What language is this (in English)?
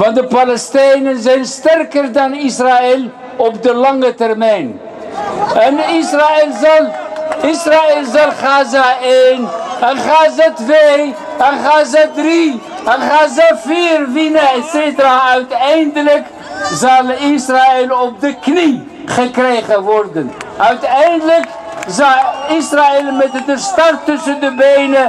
Dutch